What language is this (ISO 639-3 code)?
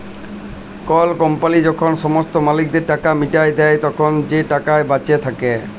ben